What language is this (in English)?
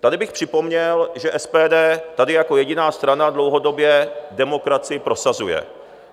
Czech